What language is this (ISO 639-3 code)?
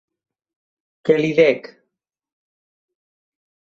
cat